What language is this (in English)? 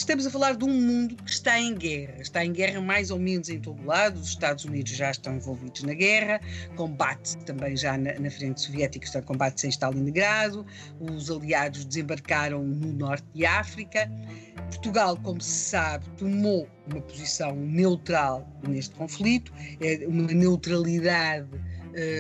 Portuguese